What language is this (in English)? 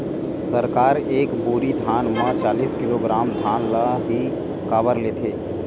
Chhattisgarhi